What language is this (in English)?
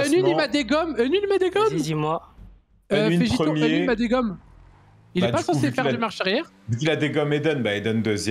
French